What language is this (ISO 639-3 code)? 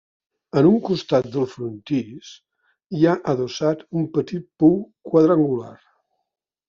cat